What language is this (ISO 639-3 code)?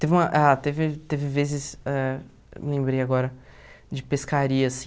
por